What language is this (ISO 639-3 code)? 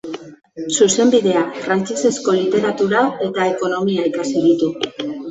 eus